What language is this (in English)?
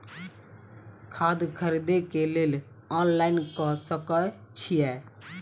Maithili